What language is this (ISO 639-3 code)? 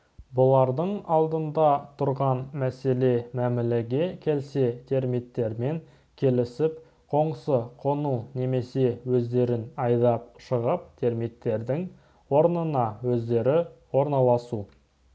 kaz